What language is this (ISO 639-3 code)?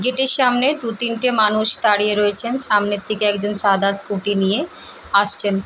ben